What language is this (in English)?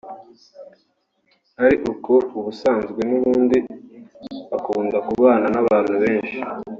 Kinyarwanda